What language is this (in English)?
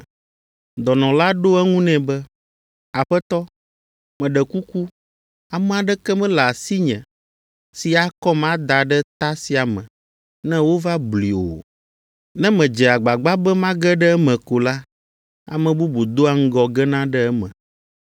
Ewe